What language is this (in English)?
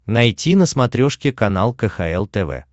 Russian